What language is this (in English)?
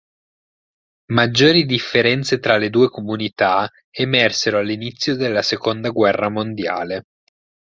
Italian